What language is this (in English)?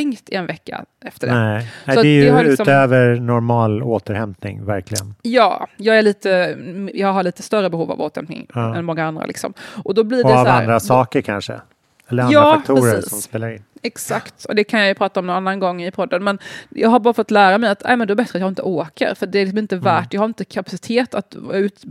Swedish